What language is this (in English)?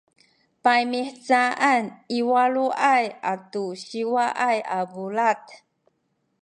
Sakizaya